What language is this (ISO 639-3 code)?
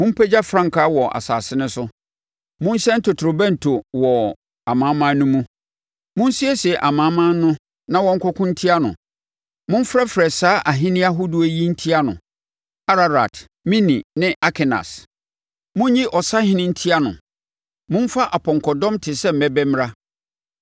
aka